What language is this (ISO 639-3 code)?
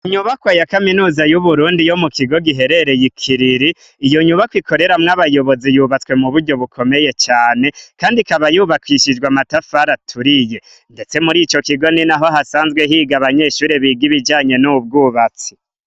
run